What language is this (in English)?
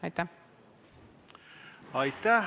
Estonian